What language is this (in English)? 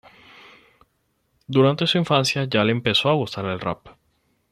Spanish